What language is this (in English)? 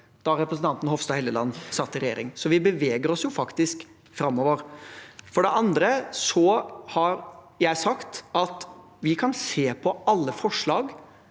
Norwegian